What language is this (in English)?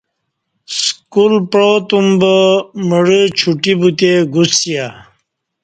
Kati